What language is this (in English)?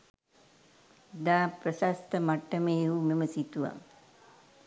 Sinhala